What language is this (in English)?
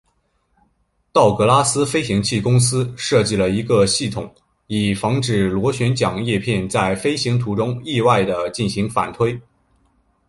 Chinese